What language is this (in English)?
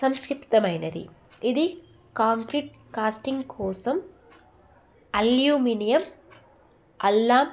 Telugu